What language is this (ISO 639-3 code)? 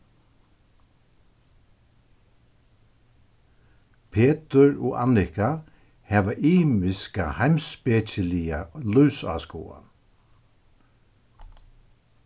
fao